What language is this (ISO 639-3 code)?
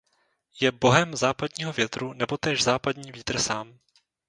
ces